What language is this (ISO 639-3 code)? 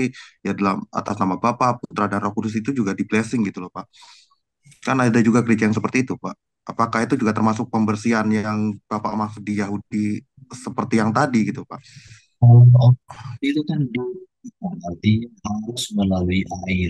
ind